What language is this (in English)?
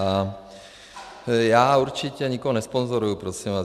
Czech